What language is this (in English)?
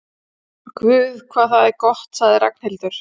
Icelandic